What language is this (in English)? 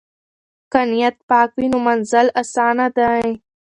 Pashto